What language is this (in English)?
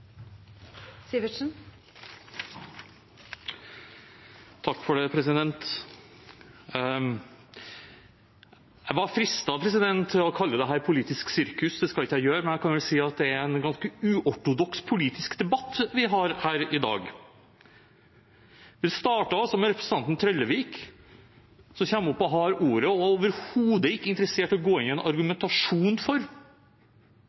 Norwegian Bokmål